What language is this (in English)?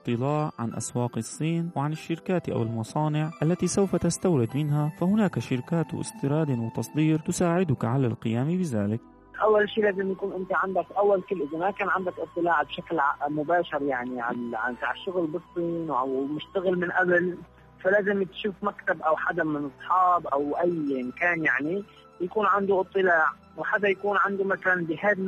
Arabic